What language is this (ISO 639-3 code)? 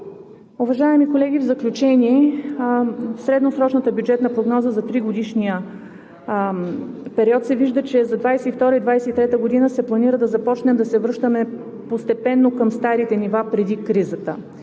bul